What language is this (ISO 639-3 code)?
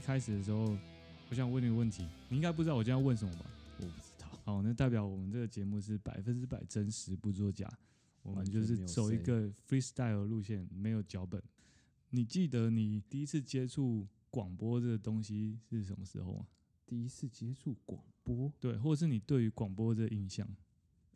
zho